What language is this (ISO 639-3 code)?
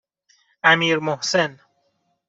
fas